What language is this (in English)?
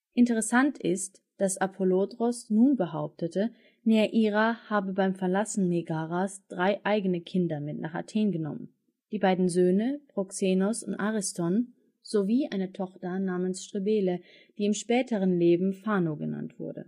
German